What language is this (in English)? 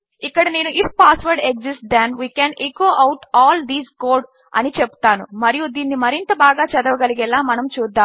Telugu